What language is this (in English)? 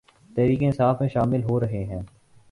Urdu